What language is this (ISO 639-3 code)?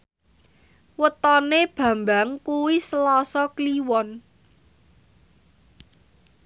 jav